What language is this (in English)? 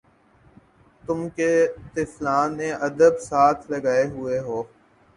Urdu